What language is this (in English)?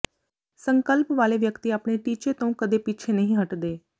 Punjabi